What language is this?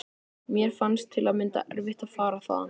Icelandic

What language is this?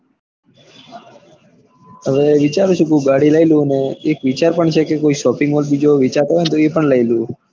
Gujarati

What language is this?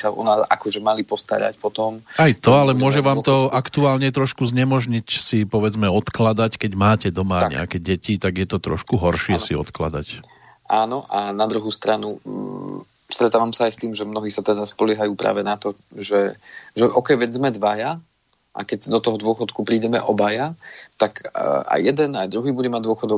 Slovak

